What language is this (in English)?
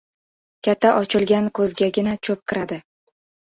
Uzbek